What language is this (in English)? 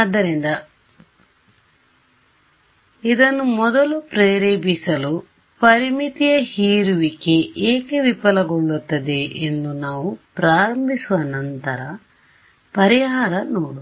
Kannada